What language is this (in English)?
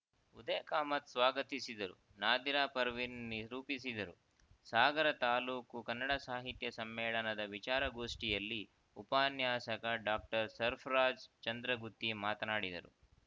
Kannada